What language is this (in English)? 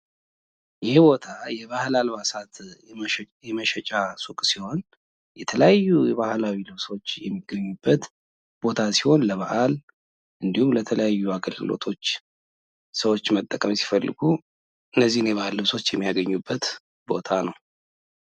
Amharic